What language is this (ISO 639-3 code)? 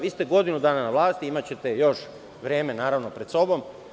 srp